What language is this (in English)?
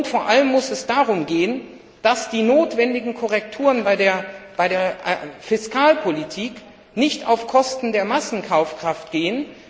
German